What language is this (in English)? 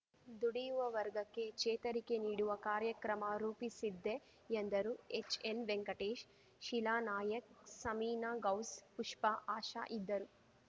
Kannada